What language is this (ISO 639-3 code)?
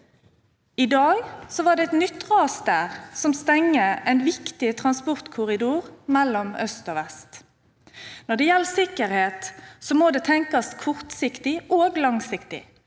nor